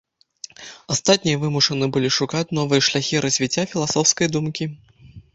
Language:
Belarusian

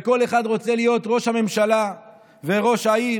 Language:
Hebrew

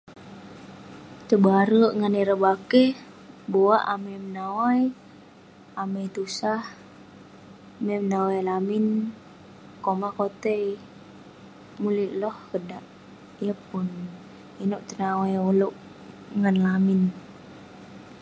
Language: Western Penan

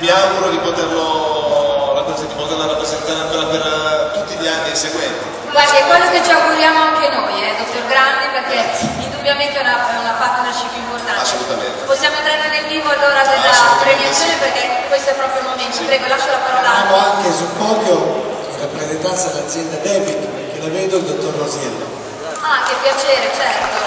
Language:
Italian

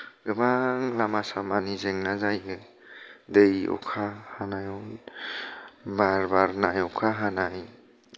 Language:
Bodo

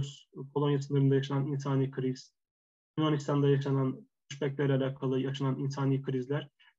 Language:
Turkish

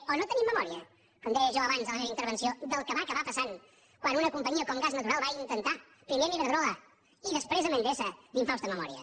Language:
Catalan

